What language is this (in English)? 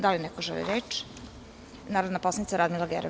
Serbian